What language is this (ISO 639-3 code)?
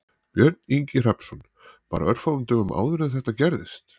isl